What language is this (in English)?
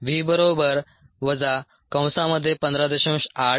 Marathi